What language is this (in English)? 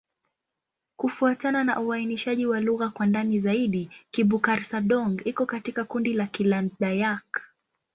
Swahili